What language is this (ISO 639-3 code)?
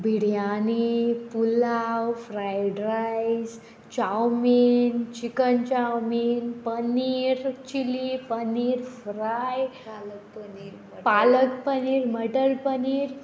kok